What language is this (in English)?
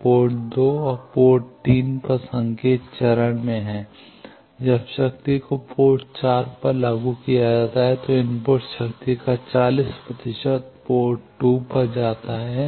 Hindi